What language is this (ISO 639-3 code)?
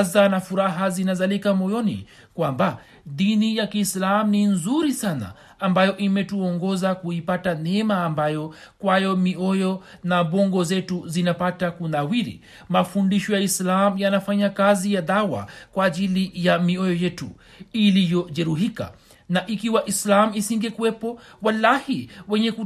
swa